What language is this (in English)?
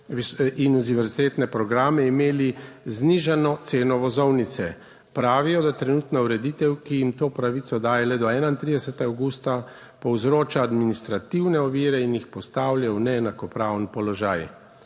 Slovenian